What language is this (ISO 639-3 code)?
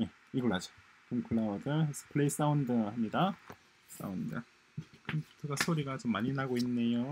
kor